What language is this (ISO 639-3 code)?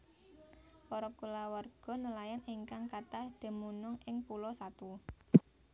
jav